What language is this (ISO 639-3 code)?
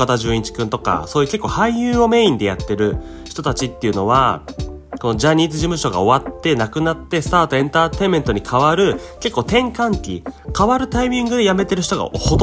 jpn